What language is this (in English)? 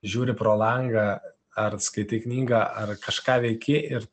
Lithuanian